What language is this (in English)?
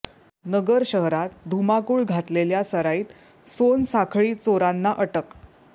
Marathi